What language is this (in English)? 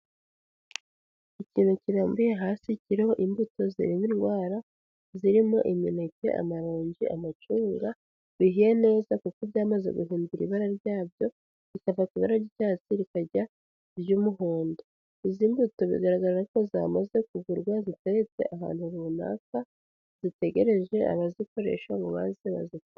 Kinyarwanda